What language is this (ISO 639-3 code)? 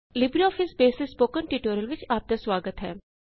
pan